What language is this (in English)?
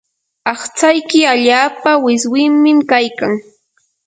Yanahuanca Pasco Quechua